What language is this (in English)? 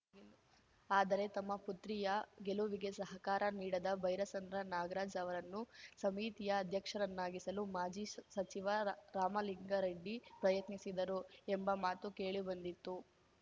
Kannada